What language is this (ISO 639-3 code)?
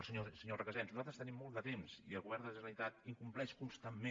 cat